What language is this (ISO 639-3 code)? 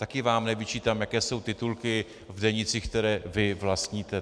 ces